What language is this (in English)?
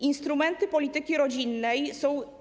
Polish